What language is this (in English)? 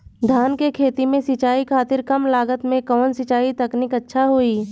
Bhojpuri